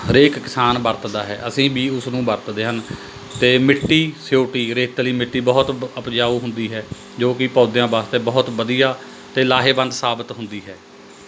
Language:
Punjabi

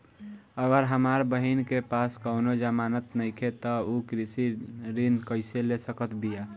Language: Bhojpuri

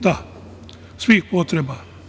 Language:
Serbian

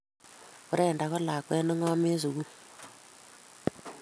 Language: Kalenjin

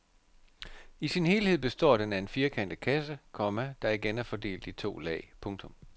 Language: Danish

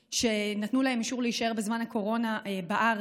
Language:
Hebrew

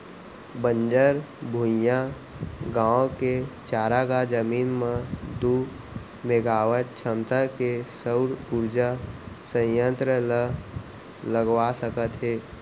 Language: Chhattisgarhi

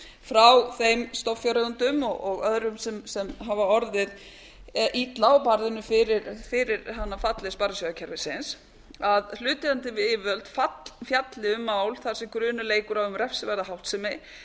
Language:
Icelandic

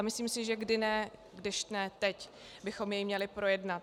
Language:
Czech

